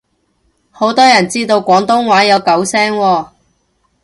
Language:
Cantonese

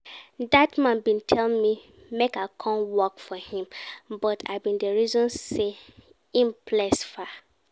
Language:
Nigerian Pidgin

